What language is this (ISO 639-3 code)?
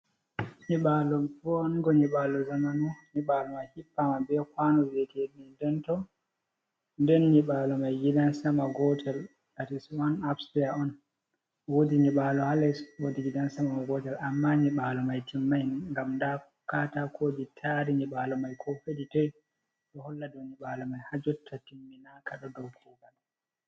ful